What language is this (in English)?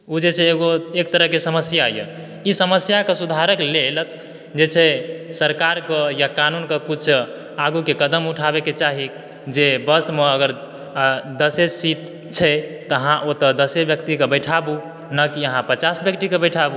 Maithili